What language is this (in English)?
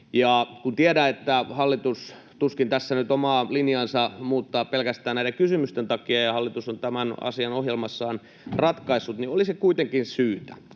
Finnish